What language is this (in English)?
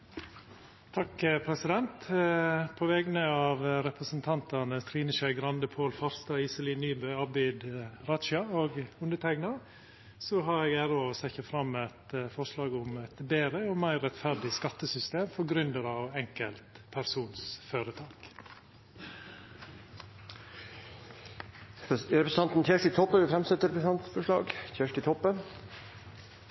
Norwegian Nynorsk